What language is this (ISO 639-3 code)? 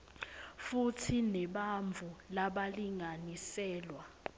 ssw